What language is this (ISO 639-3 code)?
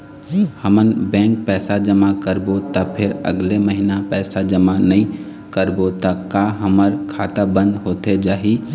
hne